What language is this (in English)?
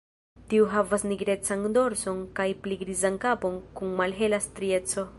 Esperanto